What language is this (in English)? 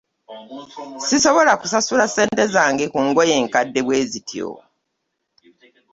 Ganda